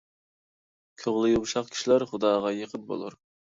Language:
Uyghur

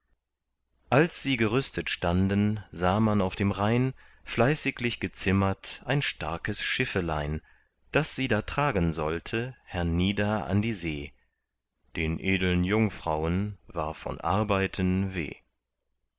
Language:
German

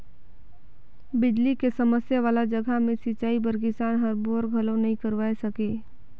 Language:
Chhattisgarhi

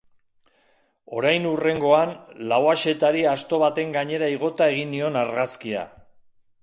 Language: Basque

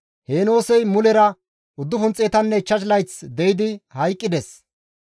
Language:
Gamo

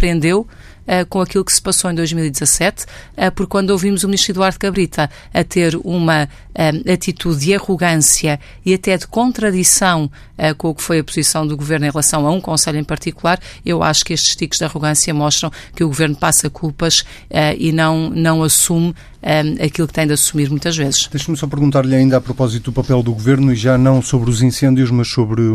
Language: Portuguese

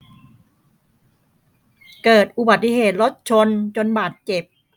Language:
Thai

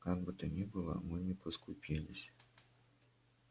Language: Russian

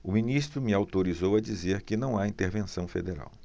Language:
Portuguese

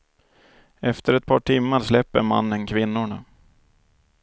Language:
Swedish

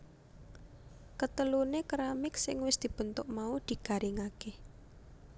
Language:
Javanese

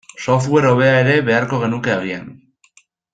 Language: Basque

